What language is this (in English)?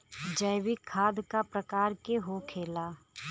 Bhojpuri